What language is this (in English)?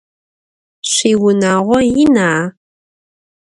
Adyghe